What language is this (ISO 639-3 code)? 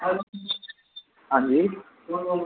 doi